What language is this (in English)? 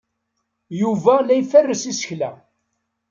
Kabyle